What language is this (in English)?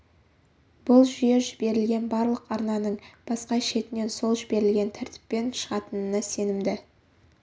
Kazakh